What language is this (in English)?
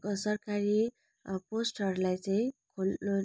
Nepali